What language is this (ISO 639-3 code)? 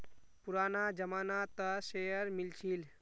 mag